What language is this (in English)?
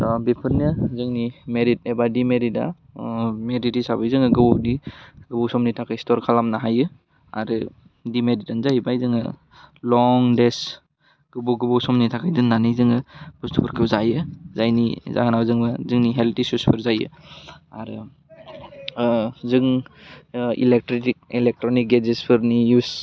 Bodo